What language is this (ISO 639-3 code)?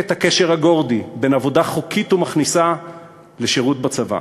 heb